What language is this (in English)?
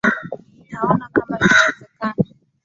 Swahili